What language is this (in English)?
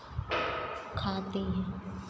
Hindi